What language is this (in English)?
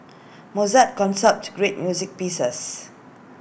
English